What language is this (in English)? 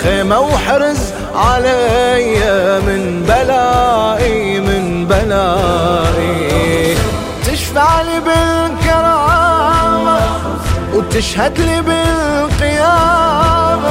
Arabic